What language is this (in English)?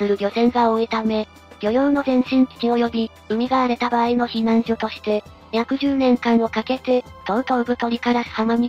Japanese